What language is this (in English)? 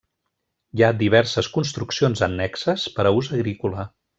Catalan